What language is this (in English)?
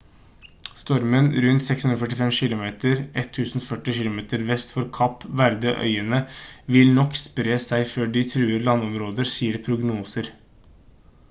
Norwegian Bokmål